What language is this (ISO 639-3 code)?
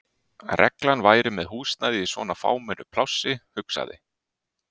isl